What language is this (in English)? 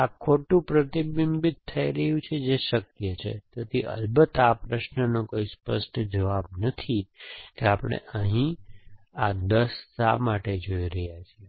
Gujarati